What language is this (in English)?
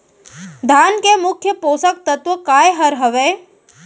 Chhattisgarhi